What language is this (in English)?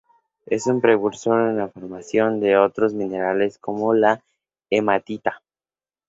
Spanish